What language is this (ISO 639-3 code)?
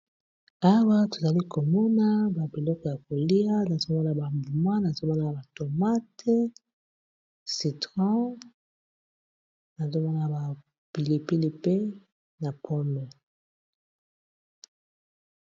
lin